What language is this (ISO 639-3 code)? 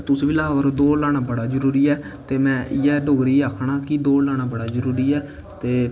doi